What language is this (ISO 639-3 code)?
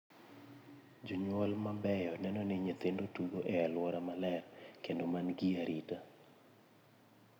luo